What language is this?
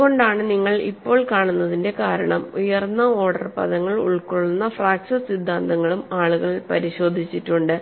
Malayalam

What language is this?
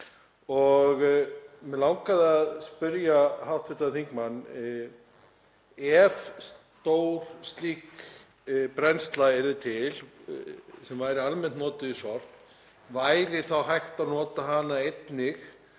Icelandic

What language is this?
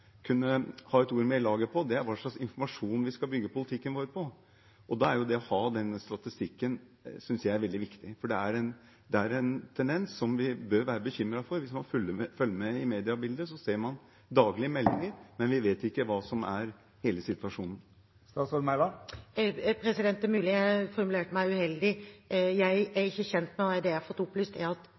Norwegian Bokmål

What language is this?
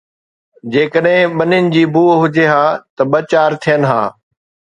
Sindhi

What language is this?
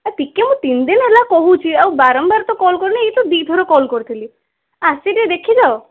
Odia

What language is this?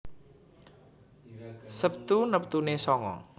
Javanese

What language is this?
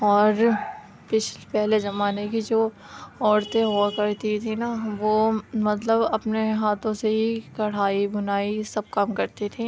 Urdu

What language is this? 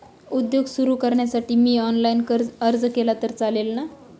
Marathi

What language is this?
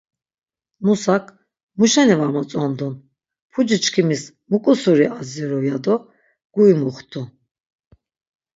Laz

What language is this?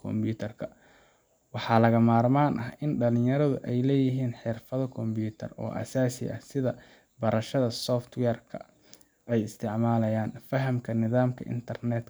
Somali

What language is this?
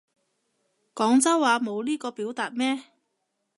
Cantonese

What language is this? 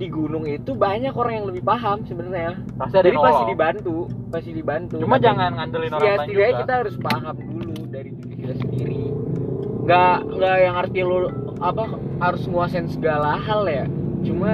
Indonesian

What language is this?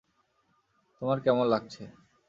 Bangla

